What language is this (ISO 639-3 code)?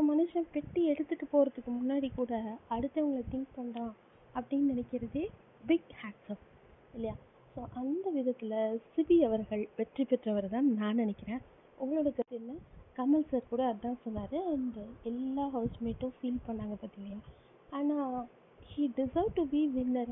tam